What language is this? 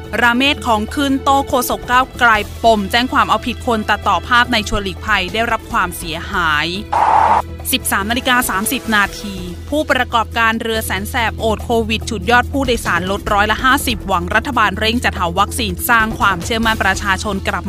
Thai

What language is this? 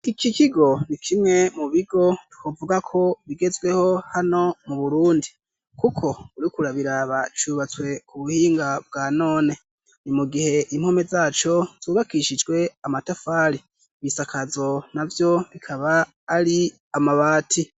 Rundi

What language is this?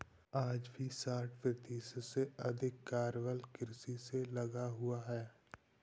Hindi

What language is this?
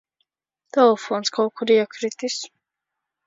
Latvian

